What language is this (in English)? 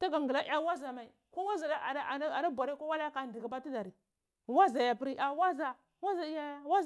Cibak